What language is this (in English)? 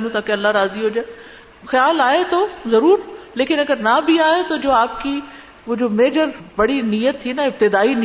Urdu